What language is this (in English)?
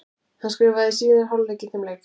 Icelandic